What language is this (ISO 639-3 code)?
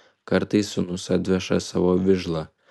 lit